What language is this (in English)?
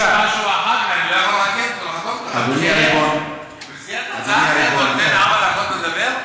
Hebrew